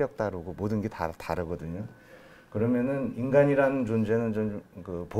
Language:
Korean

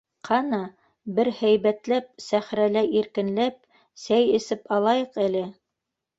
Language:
Bashkir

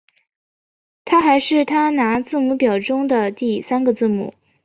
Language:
Chinese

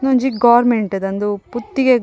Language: Tulu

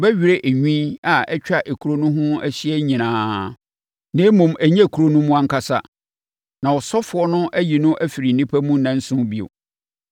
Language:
Akan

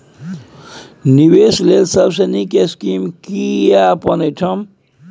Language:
Maithili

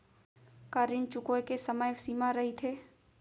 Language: Chhattisgarhi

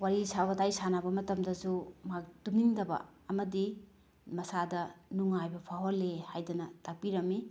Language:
Manipuri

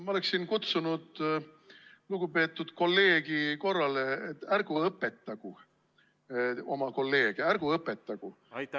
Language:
Estonian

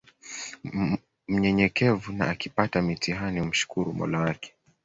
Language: Swahili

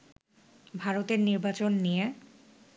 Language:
Bangla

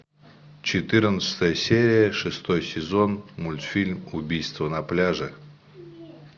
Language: Russian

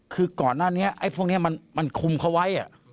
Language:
Thai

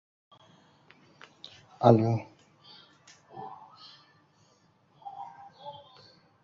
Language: Uzbek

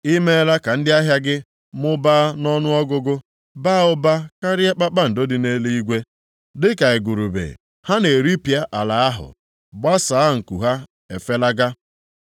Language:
Igbo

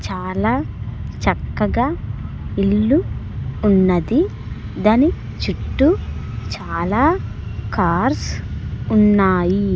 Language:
Telugu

